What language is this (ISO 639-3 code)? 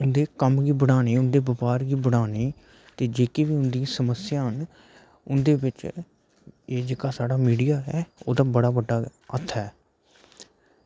doi